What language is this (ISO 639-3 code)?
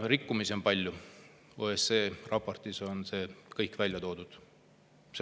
est